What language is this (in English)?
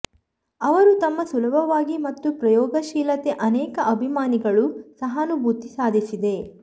Kannada